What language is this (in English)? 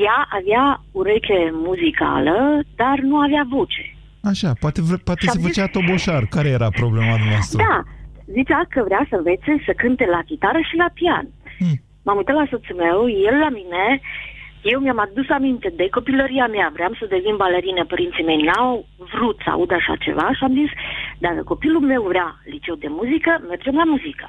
Romanian